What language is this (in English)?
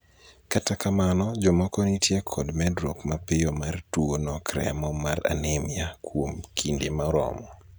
Luo (Kenya and Tanzania)